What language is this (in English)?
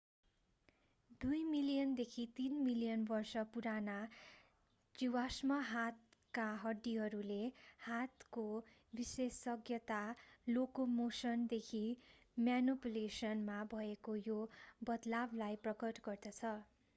Nepali